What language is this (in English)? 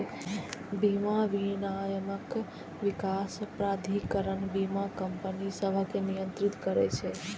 Maithili